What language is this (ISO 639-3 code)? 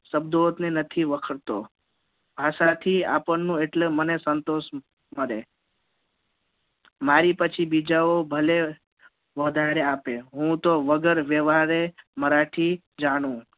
guj